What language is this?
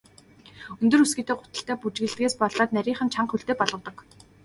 Mongolian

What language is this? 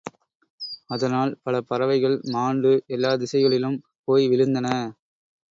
Tamil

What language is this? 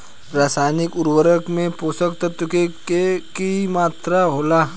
Bhojpuri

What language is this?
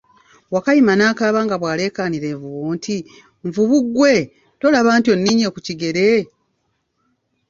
Ganda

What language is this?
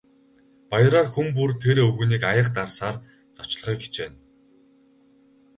Mongolian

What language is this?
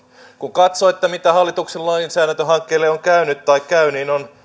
Finnish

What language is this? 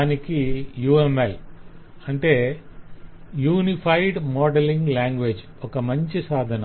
Telugu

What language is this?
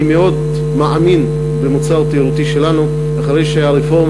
Hebrew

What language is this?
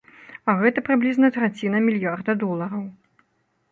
Belarusian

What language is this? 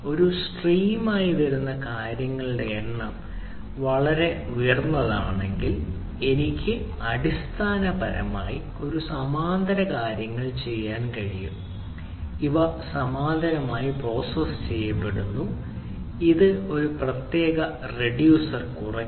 Malayalam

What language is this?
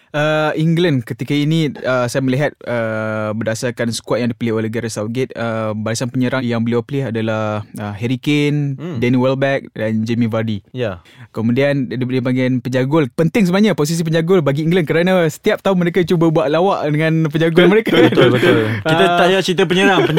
Malay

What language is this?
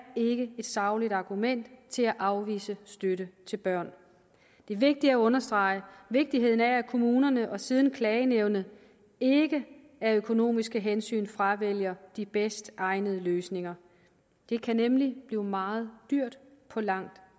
Danish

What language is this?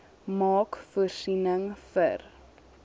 Afrikaans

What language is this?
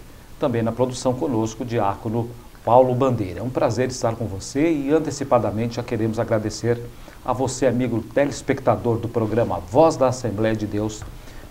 Portuguese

